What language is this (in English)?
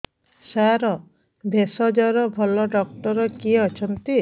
Odia